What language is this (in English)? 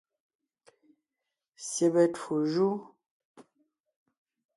Ngiemboon